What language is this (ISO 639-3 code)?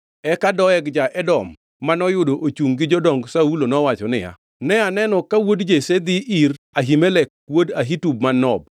luo